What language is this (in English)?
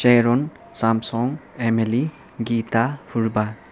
Nepali